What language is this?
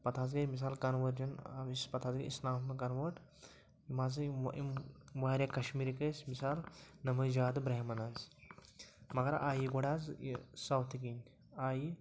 Kashmiri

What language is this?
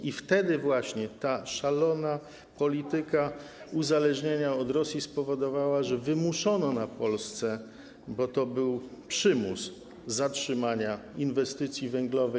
Polish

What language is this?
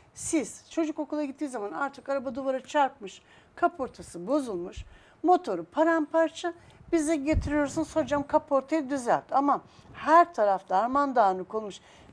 Turkish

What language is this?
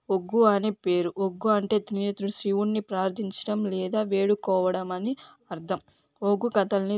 Telugu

